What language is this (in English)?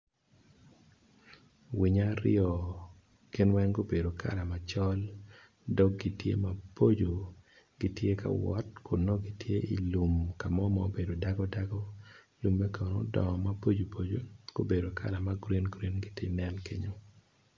Acoli